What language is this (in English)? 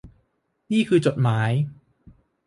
Thai